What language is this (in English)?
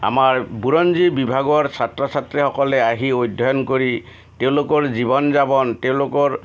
Assamese